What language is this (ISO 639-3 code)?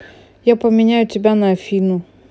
rus